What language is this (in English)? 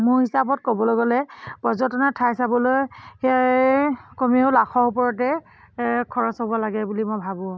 Assamese